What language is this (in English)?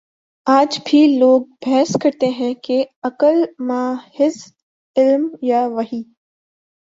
Urdu